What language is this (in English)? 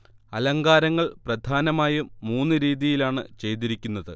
Malayalam